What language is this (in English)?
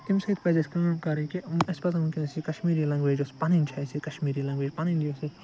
Kashmiri